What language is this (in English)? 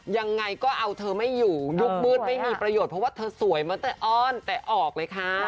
Thai